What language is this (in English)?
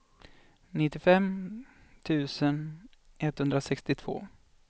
Swedish